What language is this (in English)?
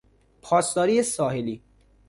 Persian